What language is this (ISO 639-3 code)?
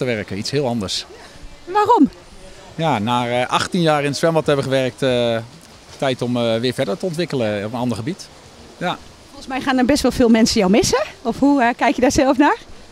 nld